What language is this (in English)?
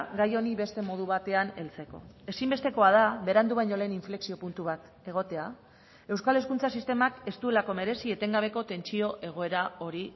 Basque